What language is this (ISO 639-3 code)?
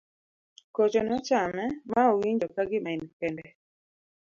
luo